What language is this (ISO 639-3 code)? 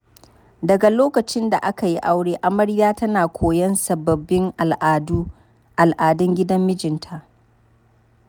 hau